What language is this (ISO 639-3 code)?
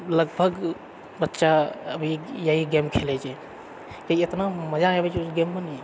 mai